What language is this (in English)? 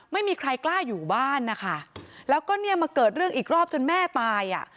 Thai